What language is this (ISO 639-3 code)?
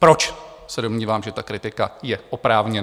ces